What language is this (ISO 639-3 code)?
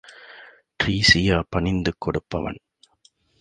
tam